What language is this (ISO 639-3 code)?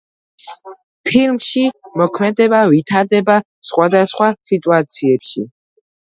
kat